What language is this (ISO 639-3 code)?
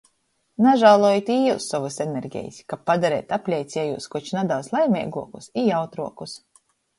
ltg